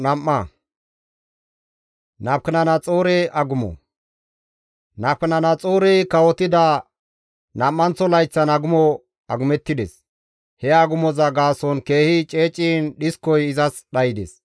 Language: Gamo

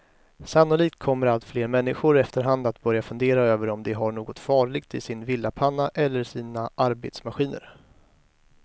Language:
Swedish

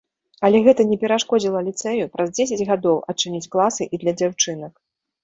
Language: Belarusian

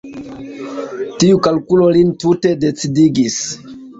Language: Esperanto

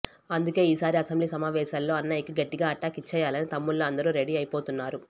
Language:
Telugu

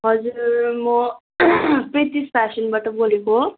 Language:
Nepali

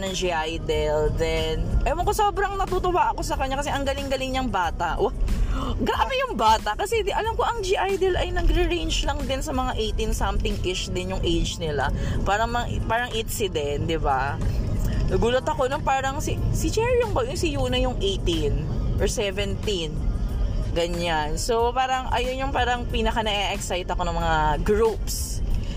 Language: Filipino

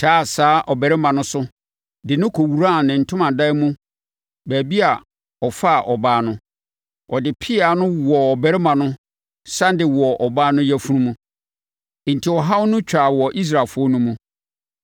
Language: Akan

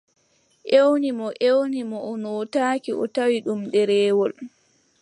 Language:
Adamawa Fulfulde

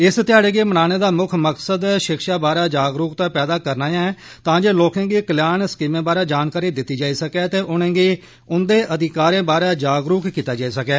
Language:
Dogri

